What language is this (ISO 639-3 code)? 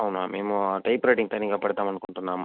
tel